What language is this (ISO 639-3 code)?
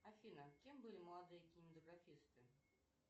rus